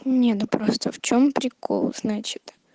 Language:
Russian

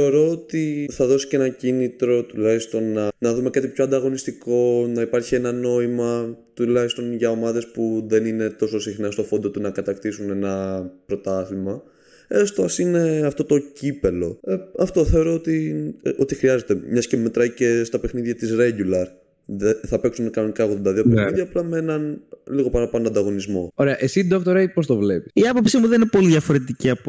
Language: Greek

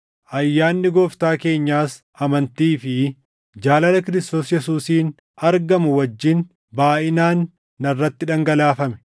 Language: Oromo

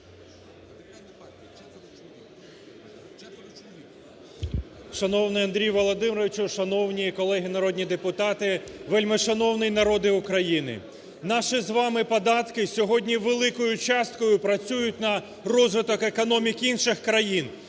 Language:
Ukrainian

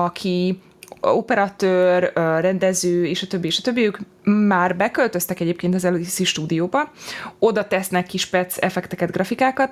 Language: Hungarian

